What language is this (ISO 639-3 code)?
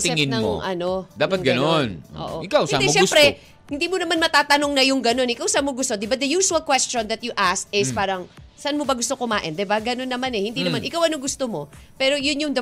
fil